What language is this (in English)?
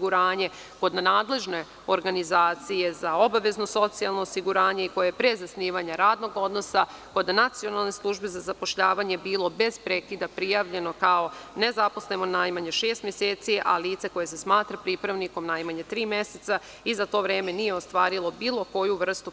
Serbian